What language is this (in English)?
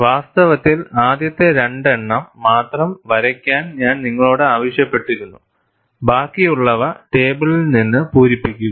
Malayalam